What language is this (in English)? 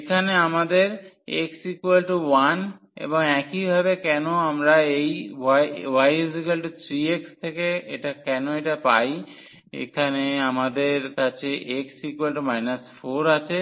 Bangla